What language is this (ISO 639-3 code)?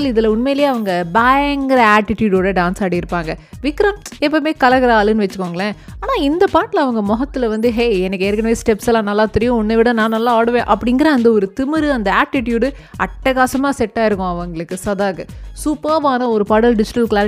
tam